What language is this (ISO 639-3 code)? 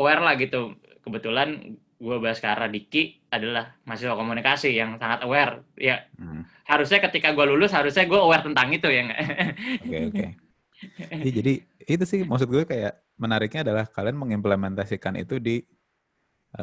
ind